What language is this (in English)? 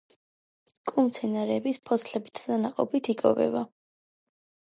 Georgian